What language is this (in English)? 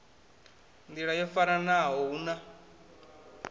Venda